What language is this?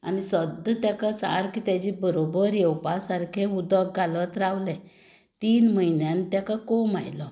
Konkani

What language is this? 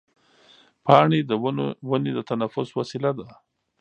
Pashto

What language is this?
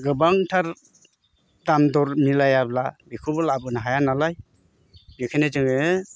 Bodo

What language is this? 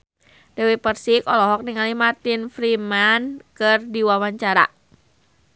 Sundanese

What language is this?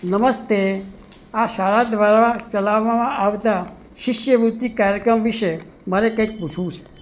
Gujarati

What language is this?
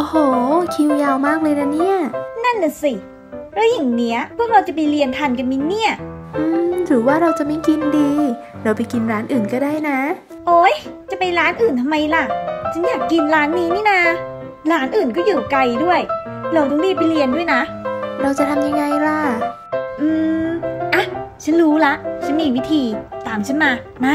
Thai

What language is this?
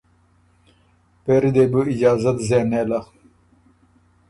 Ormuri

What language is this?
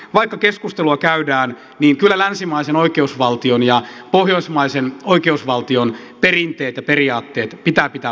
Finnish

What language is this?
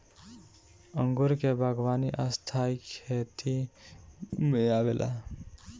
Bhojpuri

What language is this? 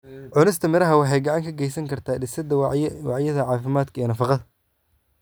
Somali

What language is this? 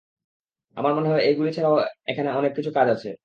Bangla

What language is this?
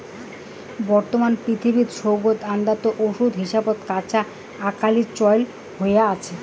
Bangla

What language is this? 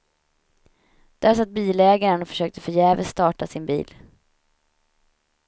Swedish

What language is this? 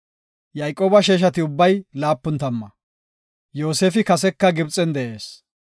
Gofa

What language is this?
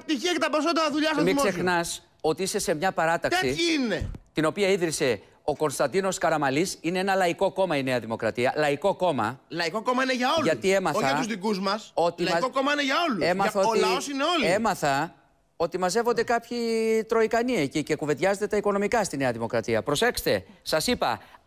Greek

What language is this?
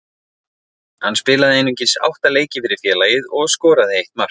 Icelandic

